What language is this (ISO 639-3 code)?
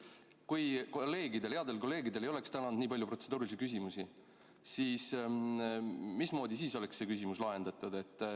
est